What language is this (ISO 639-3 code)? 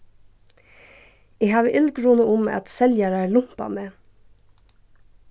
fao